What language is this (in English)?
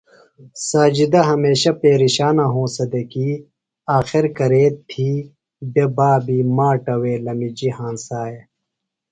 Phalura